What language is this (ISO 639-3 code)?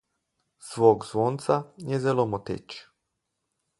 slv